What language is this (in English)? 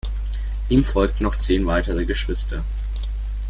German